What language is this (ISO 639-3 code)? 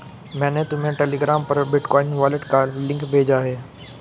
hin